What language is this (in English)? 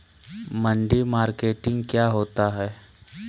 Magahi